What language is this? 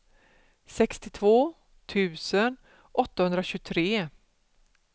Swedish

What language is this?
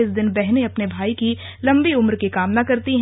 Hindi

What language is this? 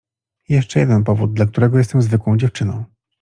Polish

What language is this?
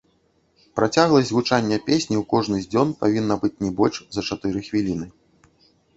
Belarusian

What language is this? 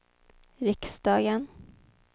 Swedish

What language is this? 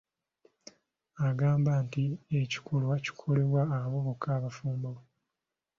Ganda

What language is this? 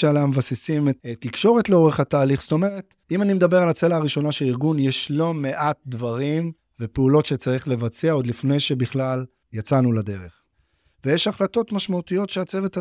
Hebrew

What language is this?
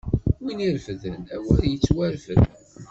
Kabyle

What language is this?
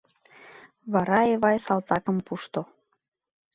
Mari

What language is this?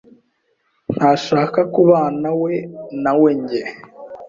Kinyarwanda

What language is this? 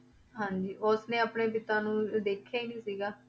Punjabi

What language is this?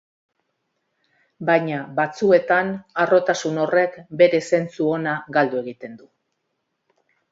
Basque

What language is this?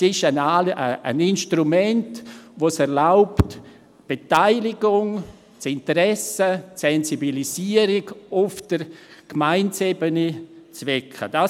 Swiss German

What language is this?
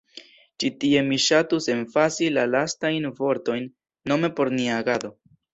Esperanto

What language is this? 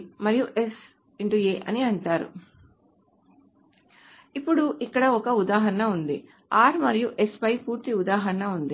Telugu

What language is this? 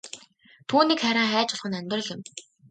Mongolian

